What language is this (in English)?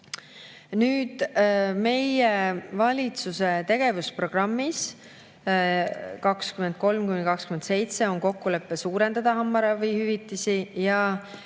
Estonian